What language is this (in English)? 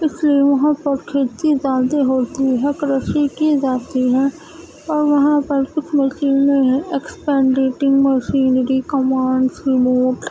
Urdu